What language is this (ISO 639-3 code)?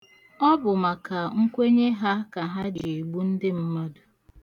ibo